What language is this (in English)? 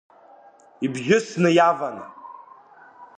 Abkhazian